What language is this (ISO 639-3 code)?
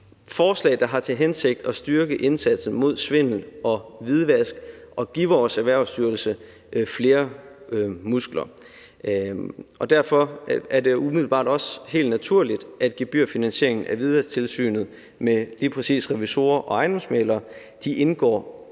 dan